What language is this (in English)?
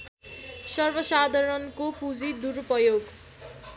Nepali